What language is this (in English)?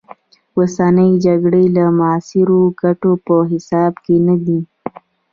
Pashto